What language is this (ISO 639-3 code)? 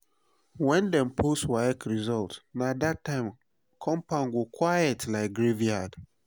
pcm